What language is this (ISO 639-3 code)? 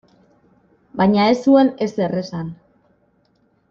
eus